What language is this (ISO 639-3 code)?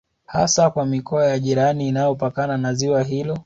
swa